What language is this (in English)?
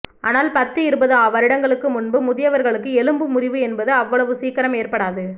Tamil